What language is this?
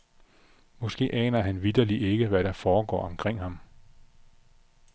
Danish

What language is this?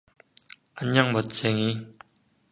Korean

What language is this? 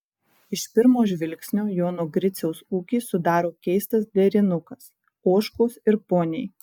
Lithuanian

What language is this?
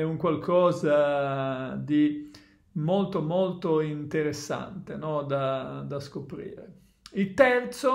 Italian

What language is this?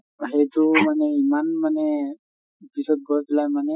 Assamese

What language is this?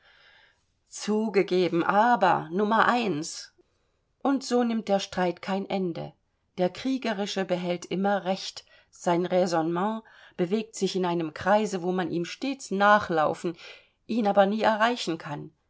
German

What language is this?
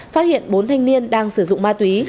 Vietnamese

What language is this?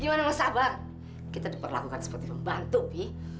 Indonesian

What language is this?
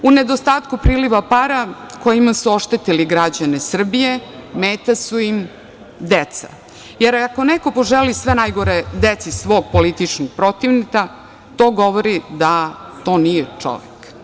Serbian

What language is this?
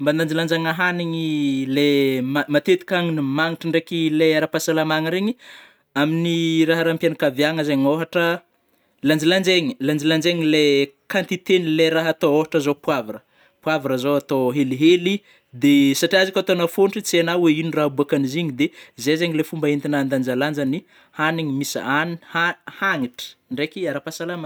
Northern Betsimisaraka Malagasy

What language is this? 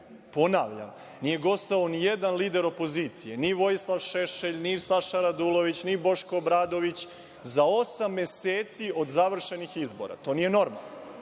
Serbian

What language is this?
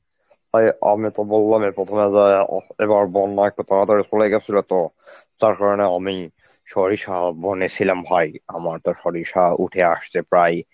Bangla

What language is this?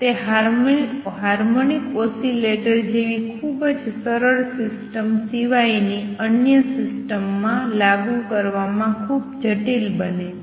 Gujarati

